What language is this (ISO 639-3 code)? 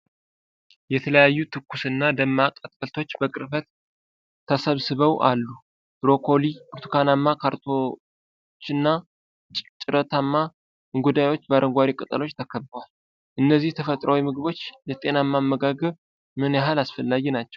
amh